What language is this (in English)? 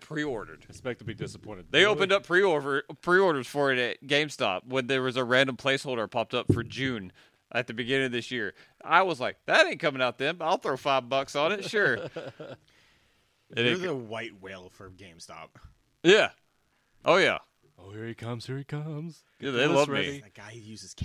English